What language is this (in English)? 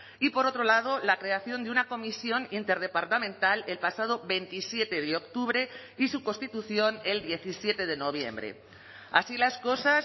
Spanish